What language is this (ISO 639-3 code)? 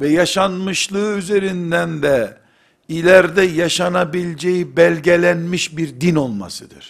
tur